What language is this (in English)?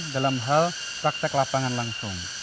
Indonesian